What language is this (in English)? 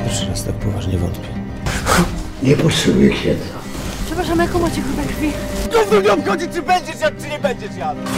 Polish